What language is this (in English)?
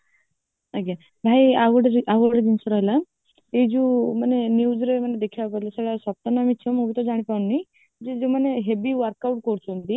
Odia